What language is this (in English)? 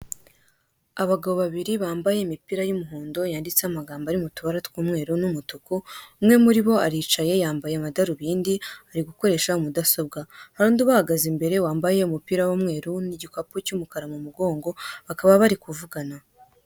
Kinyarwanda